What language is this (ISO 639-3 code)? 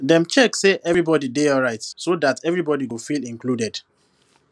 pcm